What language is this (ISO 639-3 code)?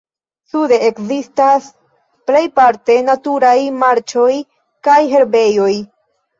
epo